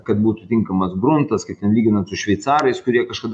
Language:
Lithuanian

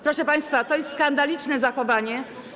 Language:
Polish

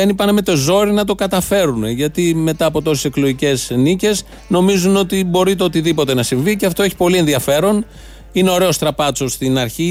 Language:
Greek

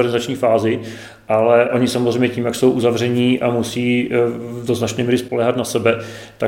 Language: Czech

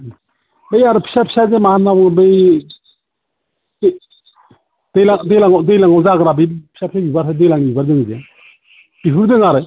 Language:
Bodo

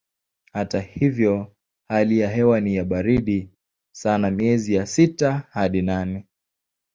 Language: Swahili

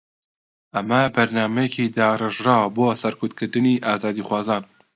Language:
Central Kurdish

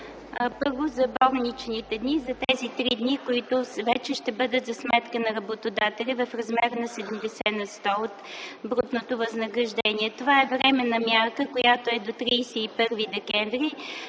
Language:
Bulgarian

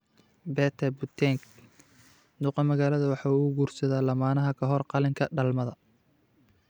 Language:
Somali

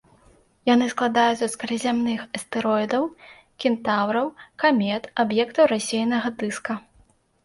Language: Belarusian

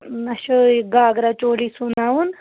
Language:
Kashmiri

